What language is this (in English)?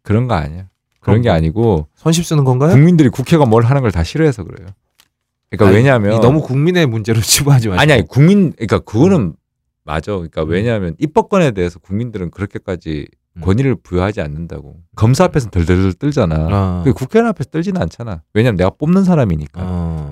Korean